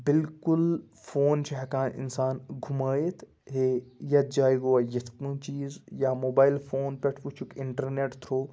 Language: Kashmiri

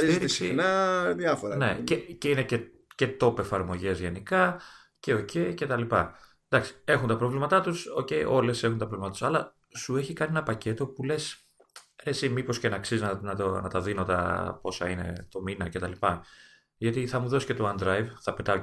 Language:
Greek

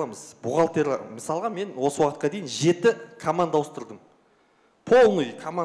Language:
Russian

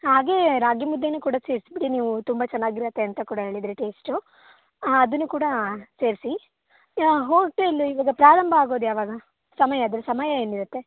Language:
Kannada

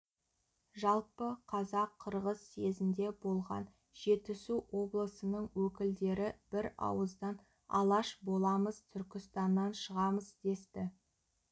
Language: Kazakh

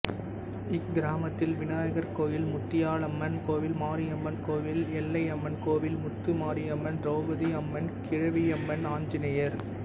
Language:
Tamil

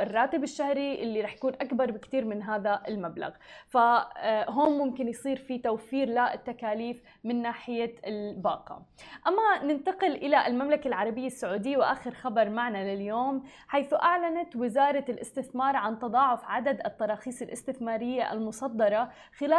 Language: Arabic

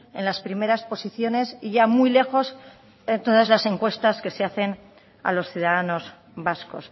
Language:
Spanish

